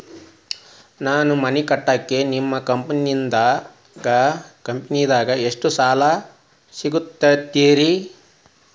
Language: Kannada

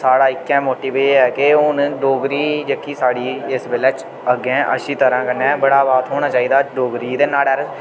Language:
Dogri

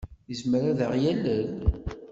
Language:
Kabyle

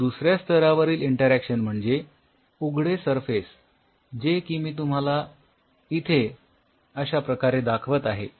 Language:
Marathi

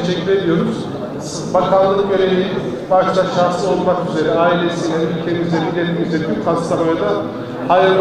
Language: Turkish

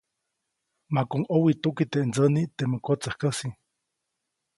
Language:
Copainalá Zoque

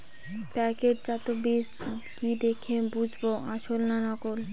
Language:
Bangla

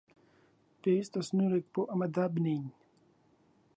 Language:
Central Kurdish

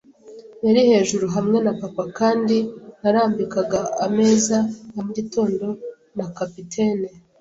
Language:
Kinyarwanda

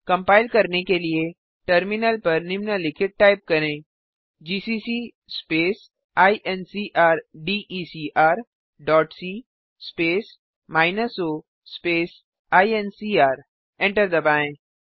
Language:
Hindi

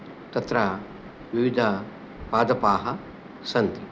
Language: Sanskrit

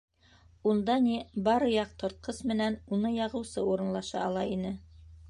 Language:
Bashkir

